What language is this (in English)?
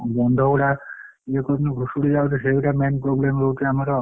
Odia